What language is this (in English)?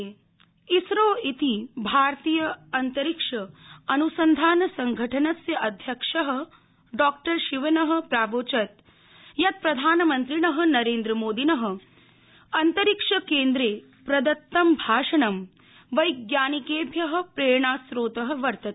Sanskrit